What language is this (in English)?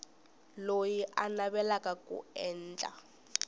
Tsonga